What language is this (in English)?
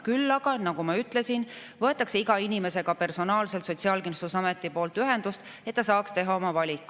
Estonian